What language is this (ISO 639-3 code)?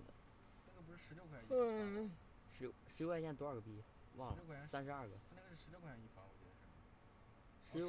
zho